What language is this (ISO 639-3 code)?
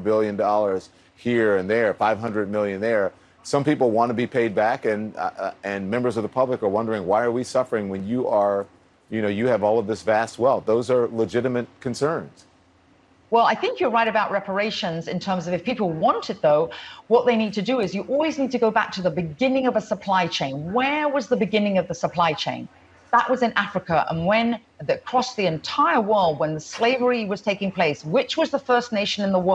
eng